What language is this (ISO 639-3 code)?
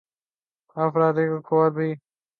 urd